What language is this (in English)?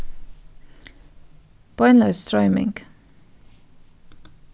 Faroese